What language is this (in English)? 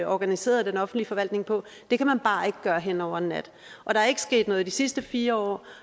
Danish